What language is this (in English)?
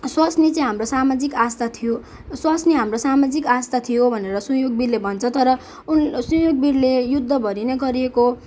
Nepali